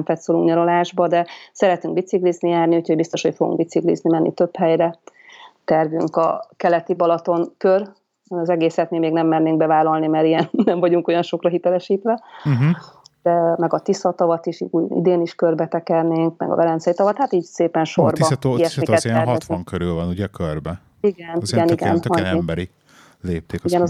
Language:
Hungarian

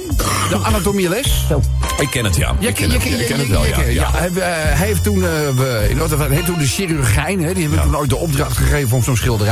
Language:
Dutch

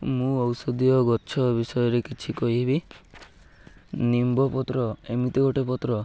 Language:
Odia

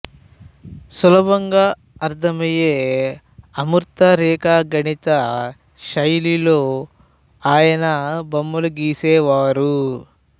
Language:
Telugu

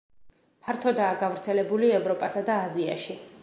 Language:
Georgian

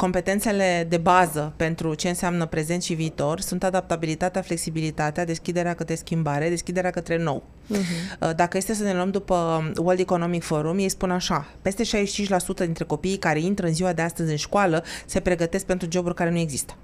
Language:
Romanian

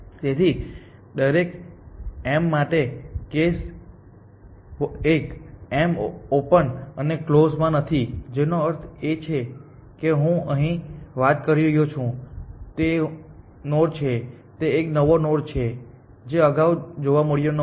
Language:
Gujarati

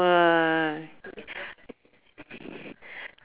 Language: English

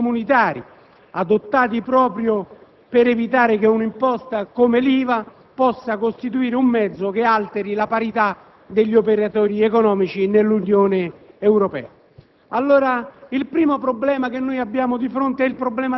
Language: Italian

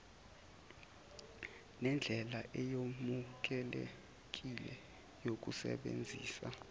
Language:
Zulu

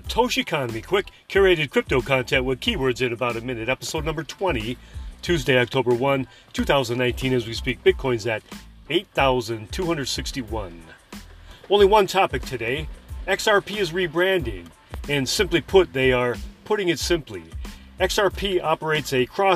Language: English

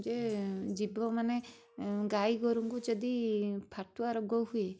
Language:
Odia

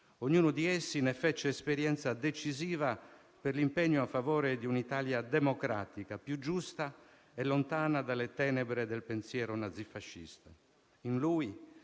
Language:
Italian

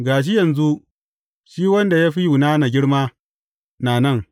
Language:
Hausa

